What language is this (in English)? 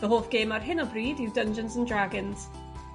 Welsh